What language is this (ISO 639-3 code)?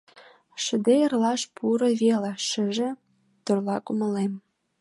chm